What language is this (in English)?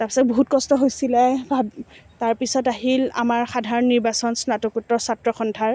Assamese